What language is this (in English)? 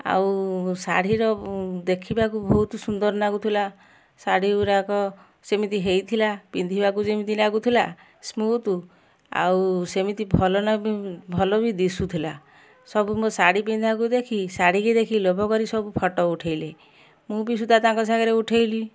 Odia